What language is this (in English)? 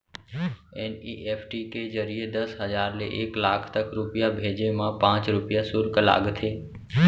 Chhattisgarhi